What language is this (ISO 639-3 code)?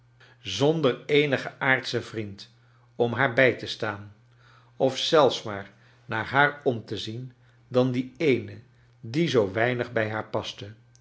nld